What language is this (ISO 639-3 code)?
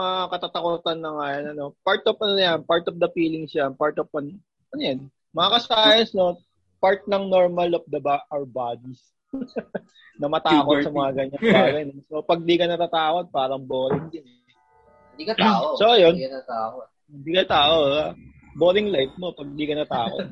fil